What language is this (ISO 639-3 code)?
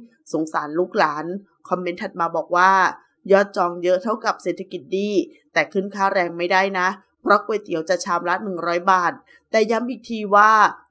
tha